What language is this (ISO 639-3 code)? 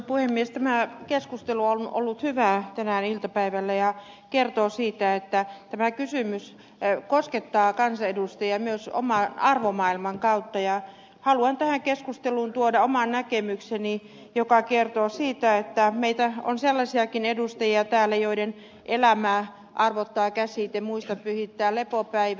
fin